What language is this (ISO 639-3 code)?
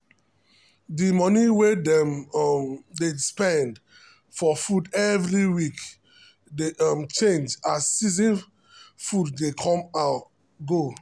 pcm